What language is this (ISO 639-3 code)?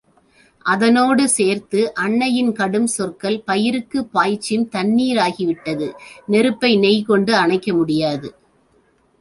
tam